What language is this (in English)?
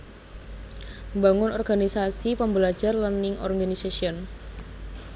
Javanese